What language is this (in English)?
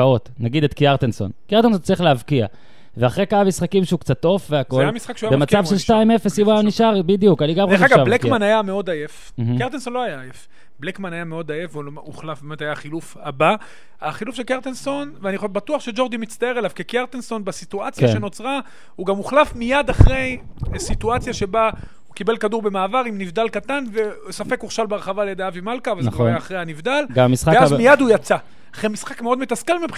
Hebrew